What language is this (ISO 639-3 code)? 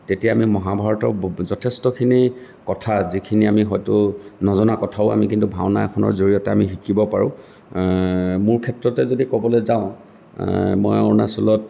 asm